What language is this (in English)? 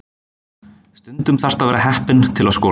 Icelandic